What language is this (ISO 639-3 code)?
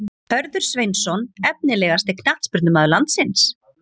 isl